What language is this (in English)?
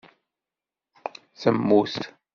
Kabyle